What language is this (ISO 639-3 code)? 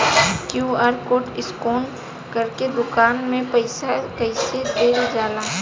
bho